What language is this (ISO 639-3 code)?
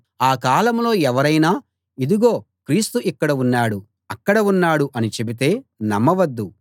tel